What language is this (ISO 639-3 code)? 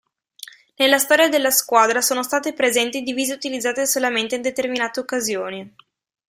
ita